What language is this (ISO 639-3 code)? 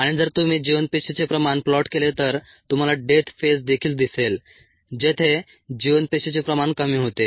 mar